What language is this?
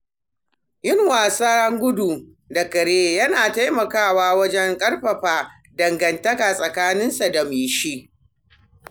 Hausa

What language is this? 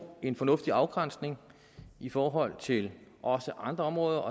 Danish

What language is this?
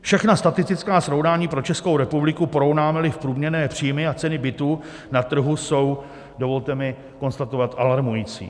Czech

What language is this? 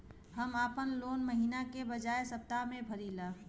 Bhojpuri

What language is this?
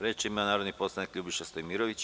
Serbian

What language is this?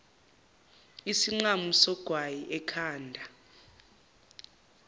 Zulu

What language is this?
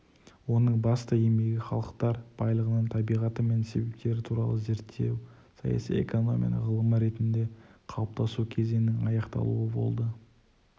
Kazakh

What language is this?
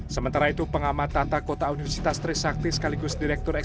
Indonesian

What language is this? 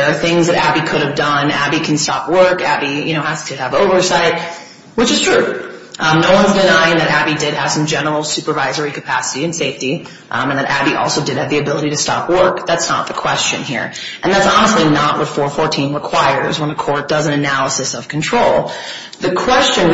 English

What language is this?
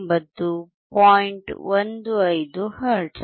Kannada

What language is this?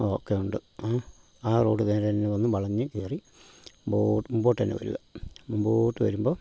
Malayalam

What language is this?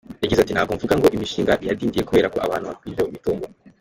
Kinyarwanda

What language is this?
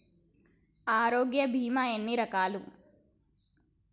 Telugu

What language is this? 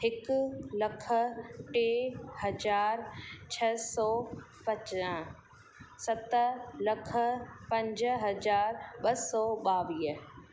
Sindhi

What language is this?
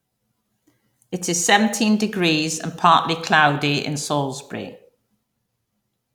English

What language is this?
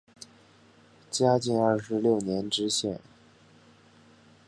Chinese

